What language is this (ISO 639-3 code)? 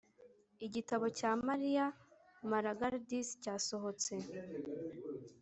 kin